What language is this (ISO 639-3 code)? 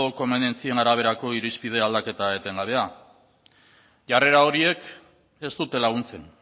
eus